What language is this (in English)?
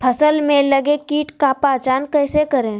Magahi